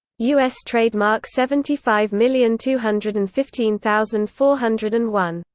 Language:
English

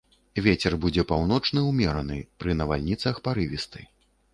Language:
Belarusian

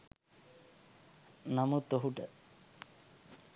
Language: Sinhala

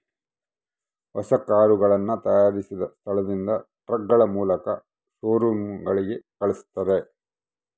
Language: Kannada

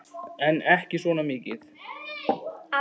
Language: Icelandic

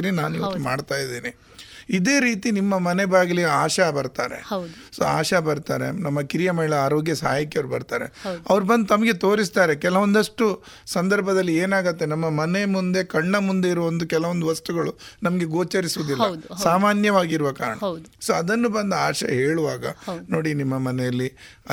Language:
Kannada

